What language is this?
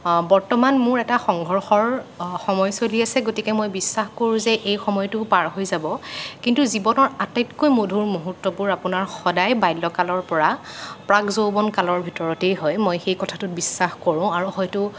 Assamese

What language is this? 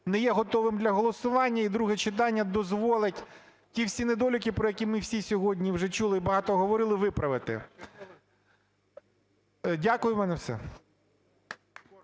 Ukrainian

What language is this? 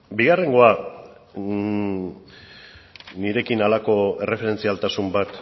Basque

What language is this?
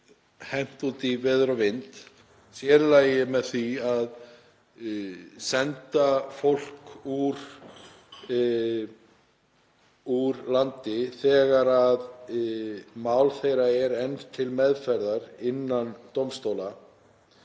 Icelandic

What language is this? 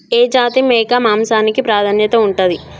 Telugu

